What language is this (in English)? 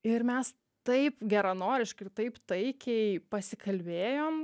Lithuanian